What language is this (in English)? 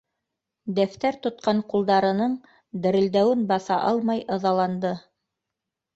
Bashkir